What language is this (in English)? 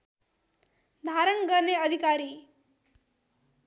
Nepali